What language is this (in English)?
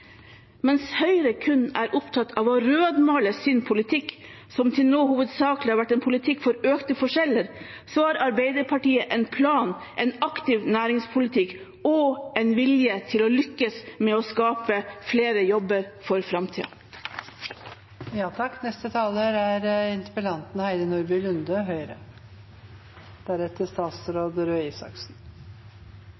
Norwegian Bokmål